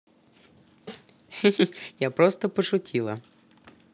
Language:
Russian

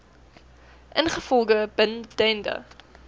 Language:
Afrikaans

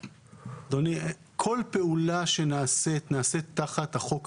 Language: Hebrew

